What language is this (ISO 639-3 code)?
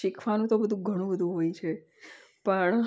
guj